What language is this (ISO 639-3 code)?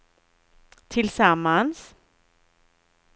swe